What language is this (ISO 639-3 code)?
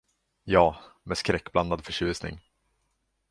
swe